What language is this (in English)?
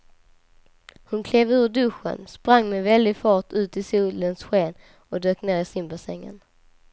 Swedish